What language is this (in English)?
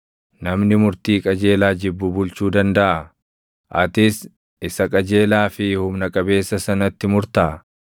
Oromo